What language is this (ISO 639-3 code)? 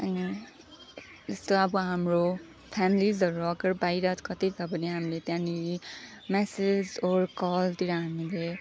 nep